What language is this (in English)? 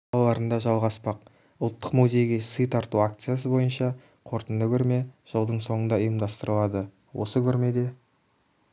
Kazakh